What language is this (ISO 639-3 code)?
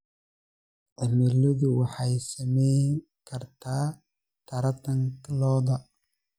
som